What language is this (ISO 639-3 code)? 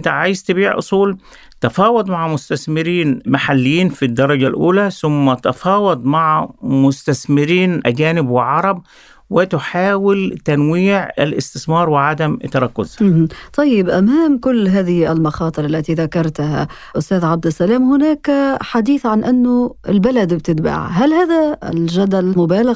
ara